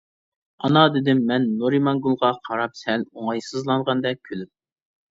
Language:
Uyghur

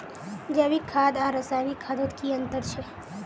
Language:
Magahi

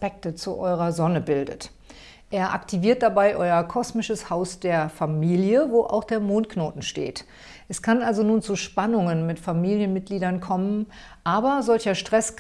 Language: German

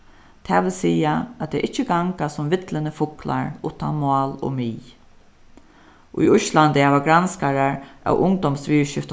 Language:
Faroese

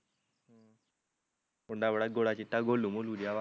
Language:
Punjabi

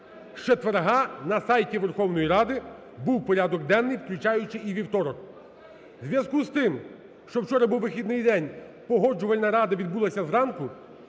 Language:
Ukrainian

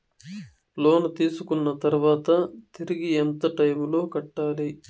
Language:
Telugu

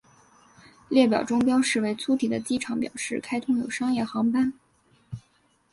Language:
Chinese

